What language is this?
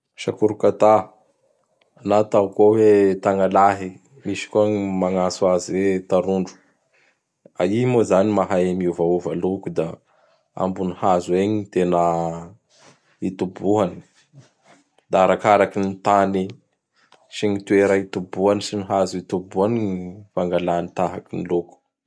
Bara Malagasy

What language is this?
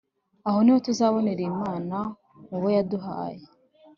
Kinyarwanda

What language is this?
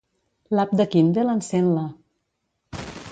Catalan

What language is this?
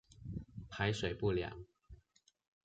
Chinese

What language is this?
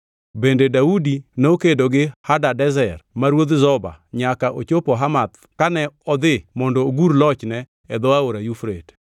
Luo (Kenya and Tanzania)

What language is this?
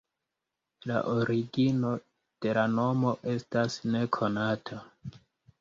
Esperanto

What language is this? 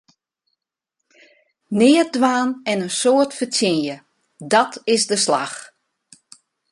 Western Frisian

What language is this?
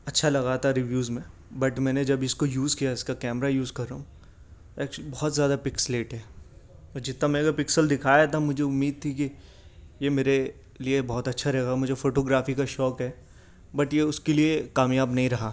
Urdu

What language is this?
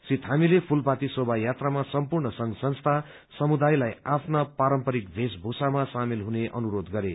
Nepali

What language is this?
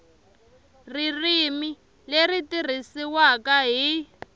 Tsonga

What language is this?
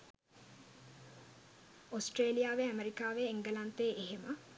Sinhala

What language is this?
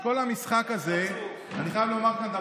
Hebrew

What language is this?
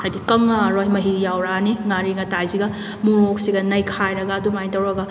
Manipuri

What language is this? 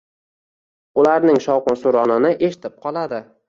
Uzbek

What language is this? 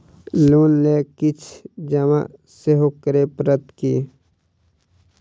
Maithili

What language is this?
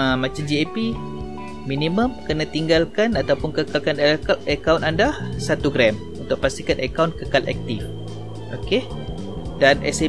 Malay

